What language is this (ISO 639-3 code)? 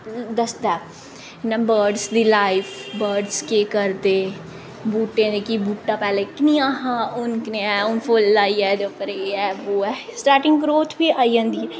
doi